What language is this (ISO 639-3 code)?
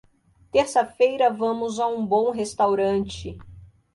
por